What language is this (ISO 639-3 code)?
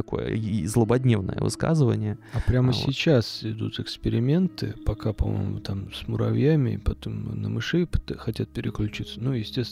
rus